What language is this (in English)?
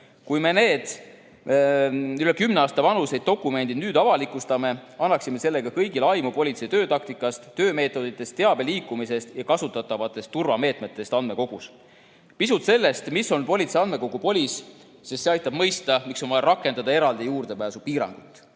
Estonian